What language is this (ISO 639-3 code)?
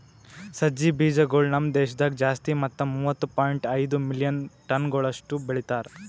kan